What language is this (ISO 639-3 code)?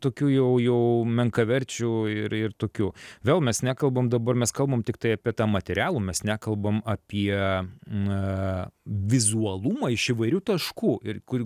lit